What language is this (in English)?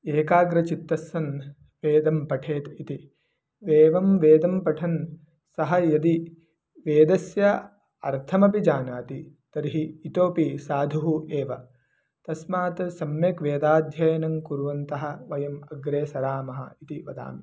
Sanskrit